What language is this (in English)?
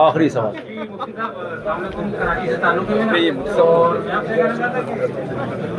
Urdu